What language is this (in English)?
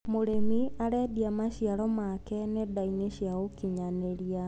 Kikuyu